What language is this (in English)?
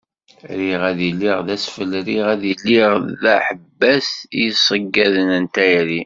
Kabyle